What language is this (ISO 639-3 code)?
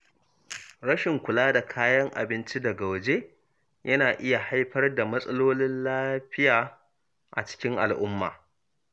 hau